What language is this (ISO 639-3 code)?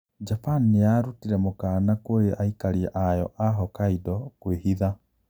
kik